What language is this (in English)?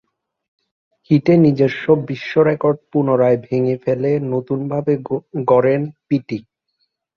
Bangla